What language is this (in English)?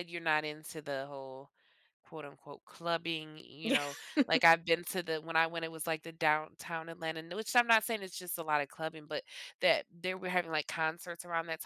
English